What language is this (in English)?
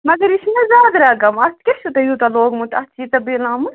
Kashmiri